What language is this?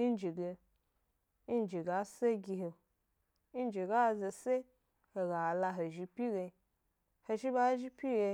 Gbari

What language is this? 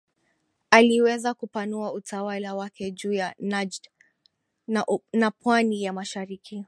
Swahili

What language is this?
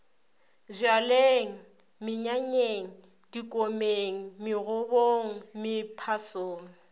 Northern Sotho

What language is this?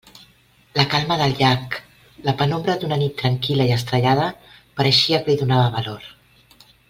Catalan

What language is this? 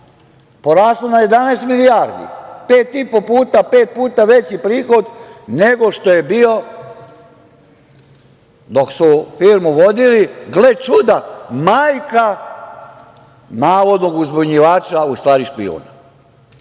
Serbian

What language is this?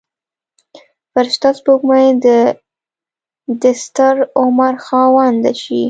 Pashto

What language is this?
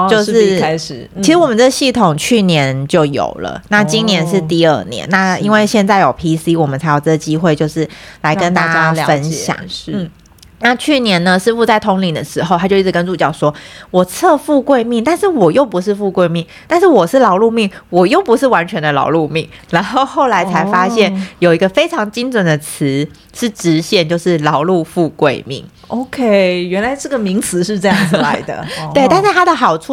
Chinese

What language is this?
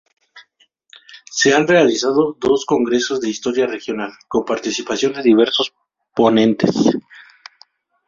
Spanish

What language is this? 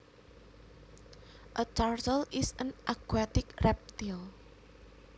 Javanese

